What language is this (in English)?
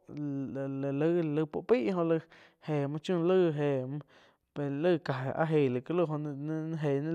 Quiotepec Chinantec